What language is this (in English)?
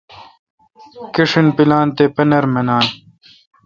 Kalkoti